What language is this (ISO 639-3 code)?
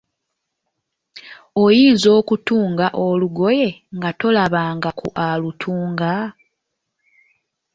lug